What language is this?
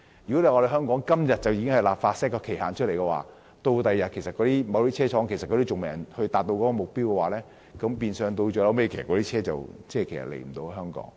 Cantonese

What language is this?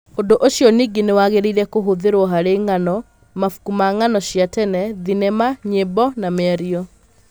Kikuyu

